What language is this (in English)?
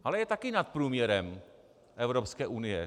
Czech